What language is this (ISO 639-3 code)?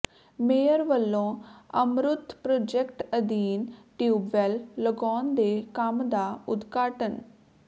pan